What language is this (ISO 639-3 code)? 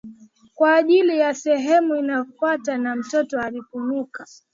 swa